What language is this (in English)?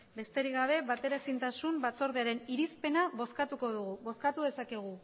Basque